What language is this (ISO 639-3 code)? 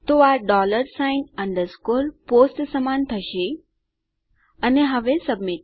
guj